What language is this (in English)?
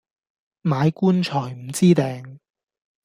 Cantonese